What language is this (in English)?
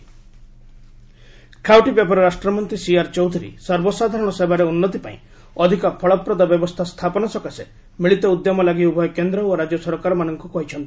Odia